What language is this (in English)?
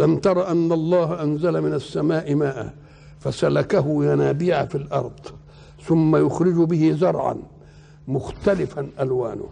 Arabic